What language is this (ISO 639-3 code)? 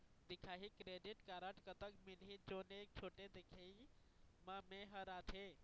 hne